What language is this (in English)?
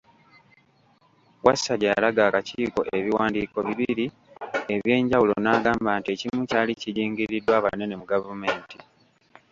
Ganda